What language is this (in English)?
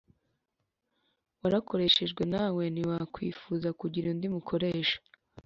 Kinyarwanda